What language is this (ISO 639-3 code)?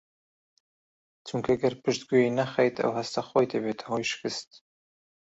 ckb